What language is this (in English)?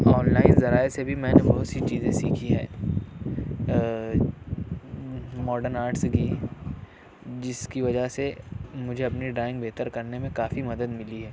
Urdu